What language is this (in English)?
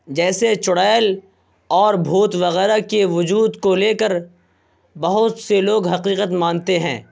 Urdu